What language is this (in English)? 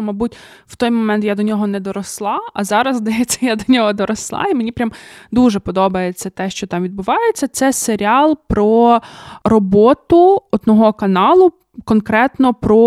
Ukrainian